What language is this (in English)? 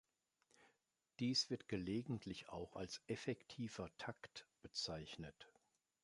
German